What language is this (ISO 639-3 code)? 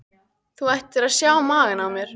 isl